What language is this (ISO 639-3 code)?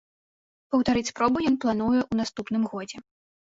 bel